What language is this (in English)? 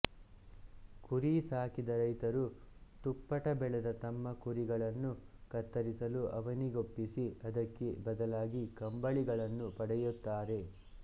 Kannada